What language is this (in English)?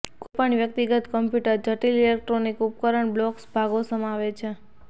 Gujarati